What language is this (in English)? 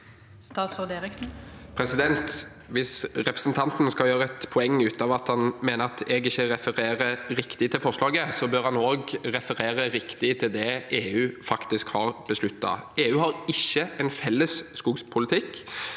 Norwegian